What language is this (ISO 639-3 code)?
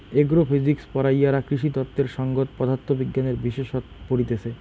ben